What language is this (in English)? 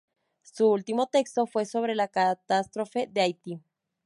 Spanish